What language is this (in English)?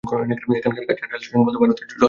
Bangla